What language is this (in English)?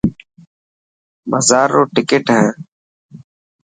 Dhatki